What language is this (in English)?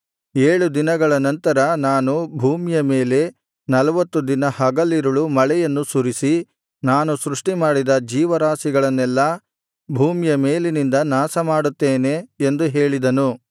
Kannada